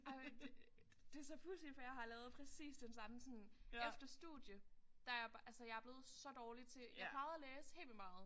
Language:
Danish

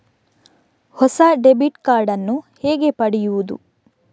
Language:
Kannada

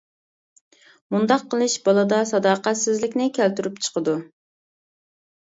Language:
Uyghur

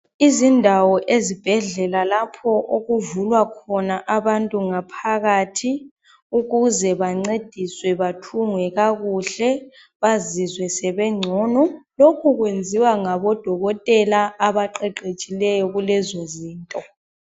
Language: North Ndebele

